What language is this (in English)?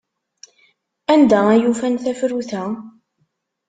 Kabyle